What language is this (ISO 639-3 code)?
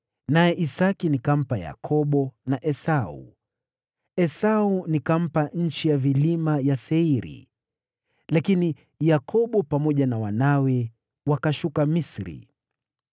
swa